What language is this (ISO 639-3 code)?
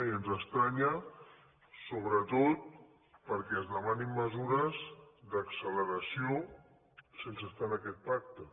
cat